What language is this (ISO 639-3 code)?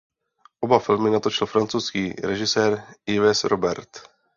ces